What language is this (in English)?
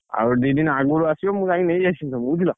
Odia